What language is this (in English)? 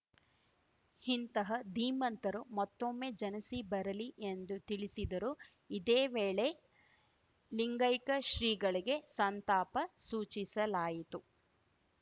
Kannada